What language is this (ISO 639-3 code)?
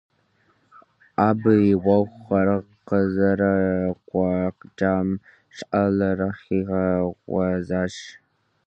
kbd